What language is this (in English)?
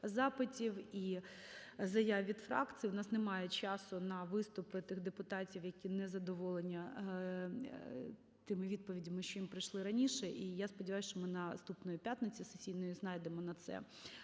Ukrainian